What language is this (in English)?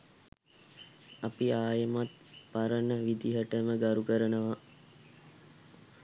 Sinhala